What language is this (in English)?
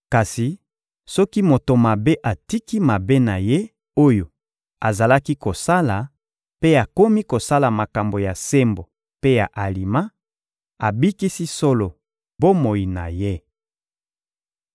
Lingala